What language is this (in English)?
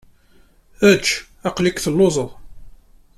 Kabyle